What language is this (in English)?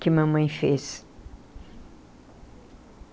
Portuguese